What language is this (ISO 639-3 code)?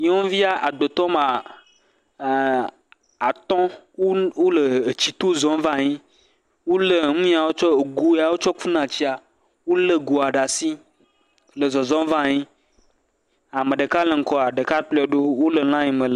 ewe